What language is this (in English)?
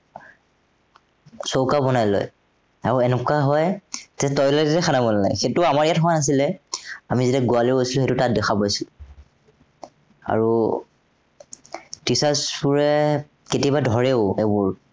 Assamese